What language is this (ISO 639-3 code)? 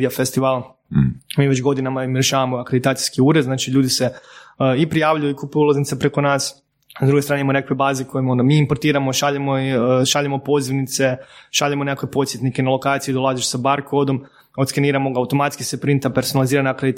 hrv